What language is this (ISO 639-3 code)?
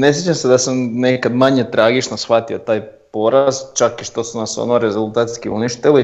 hrv